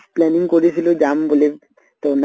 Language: Assamese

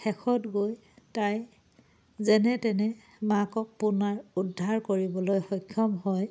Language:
Assamese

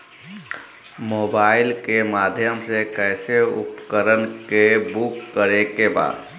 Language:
Bhojpuri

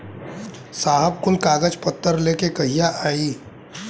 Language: Bhojpuri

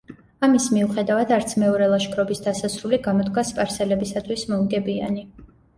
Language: Georgian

